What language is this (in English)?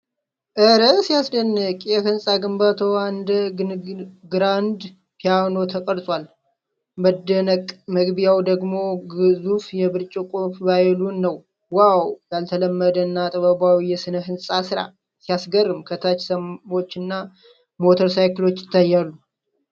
Amharic